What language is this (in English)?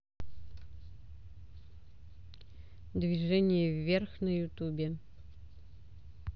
Russian